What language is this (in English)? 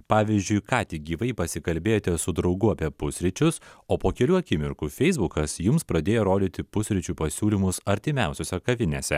Lithuanian